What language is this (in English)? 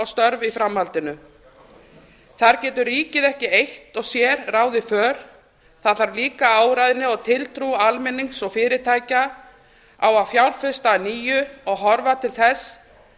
Icelandic